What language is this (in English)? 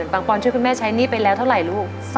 Thai